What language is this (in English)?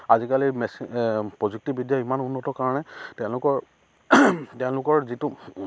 Assamese